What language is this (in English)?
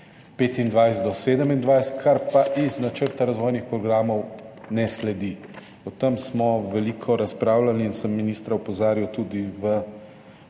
Slovenian